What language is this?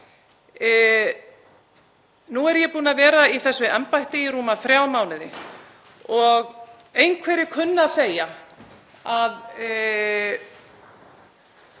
Icelandic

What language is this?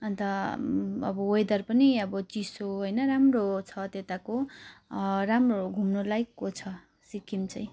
Nepali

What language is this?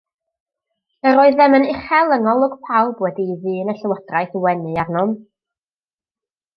Welsh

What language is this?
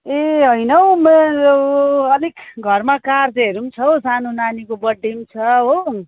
Nepali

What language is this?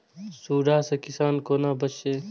Maithili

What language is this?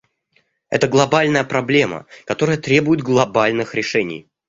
Russian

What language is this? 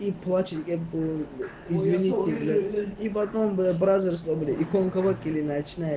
Russian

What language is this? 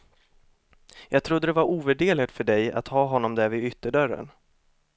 Swedish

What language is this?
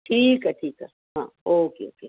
Sindhi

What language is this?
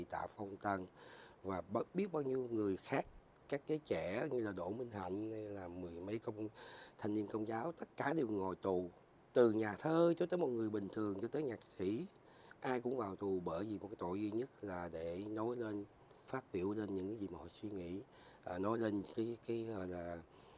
Vietnamese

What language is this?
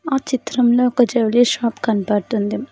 Telugu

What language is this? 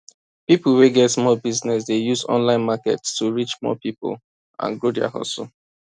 Nigerian Pidgin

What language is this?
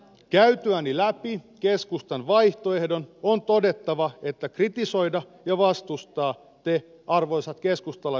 Finnish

